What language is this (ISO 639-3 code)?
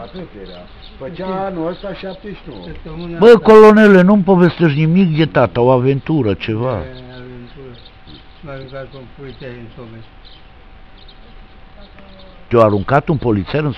ron